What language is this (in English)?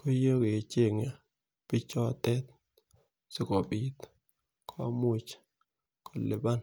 Kalenjin